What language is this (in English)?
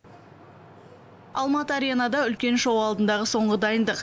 Kazakh